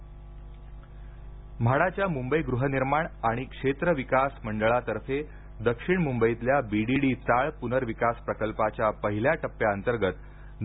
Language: Marathi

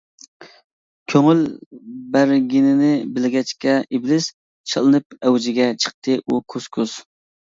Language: Uyghur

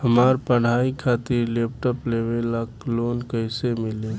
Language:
Bhojpuri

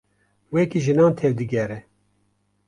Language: Kurdish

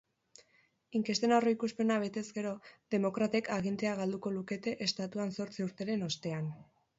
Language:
Basque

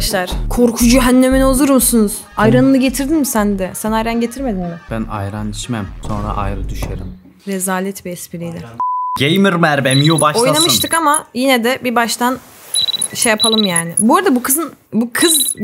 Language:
Turkish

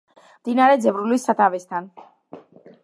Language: Georgian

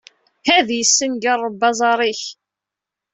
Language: Kabyle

